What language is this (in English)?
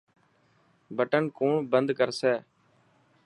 Dhatki